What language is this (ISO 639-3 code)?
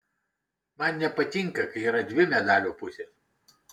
lit